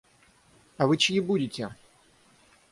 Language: Russian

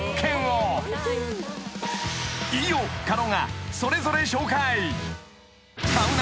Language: Japanese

